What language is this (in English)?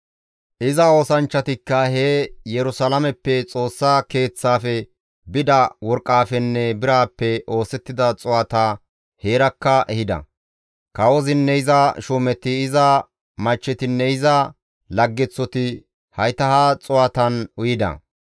Gamo